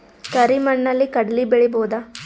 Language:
Kannada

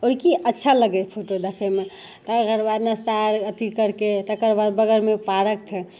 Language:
Maithili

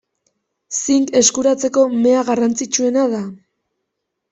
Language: Basque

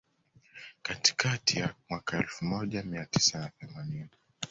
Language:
Swahili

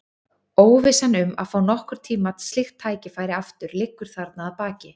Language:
Icelandic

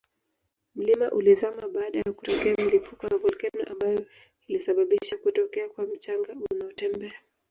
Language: Swahili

